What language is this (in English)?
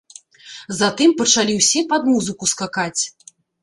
Belarusian